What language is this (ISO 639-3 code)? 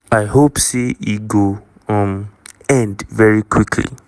pcm